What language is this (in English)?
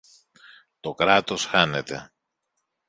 Greek